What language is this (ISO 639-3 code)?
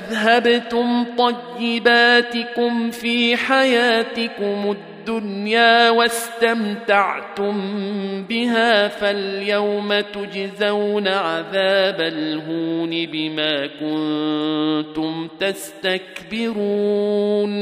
ara